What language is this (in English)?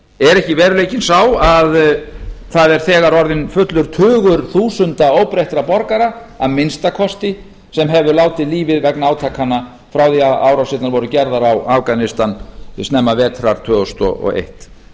Icelandic